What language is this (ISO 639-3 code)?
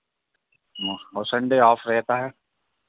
hin